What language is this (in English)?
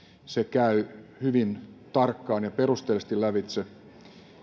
Finnish